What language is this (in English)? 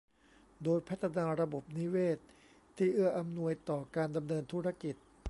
Thai